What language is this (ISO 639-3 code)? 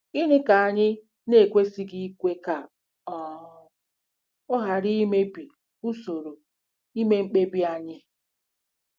ibo